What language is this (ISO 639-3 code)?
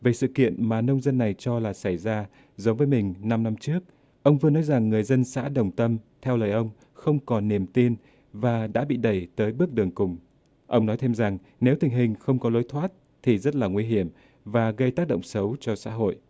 vie